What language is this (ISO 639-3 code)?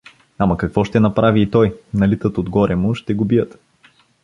bul